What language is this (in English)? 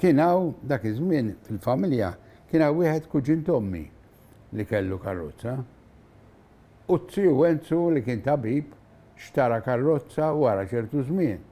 Arabic